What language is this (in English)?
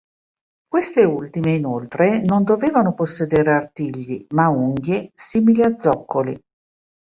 Italian